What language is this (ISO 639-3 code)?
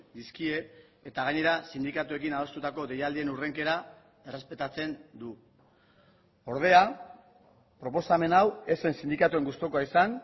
eus